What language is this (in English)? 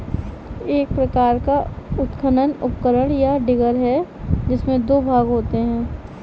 Hindi